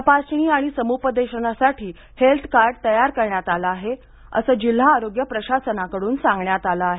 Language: Marathi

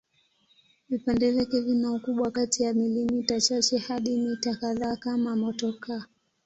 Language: Swahili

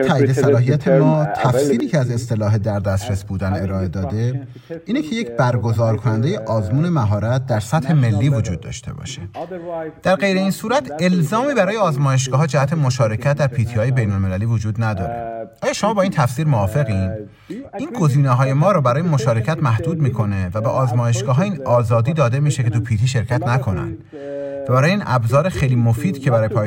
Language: Persian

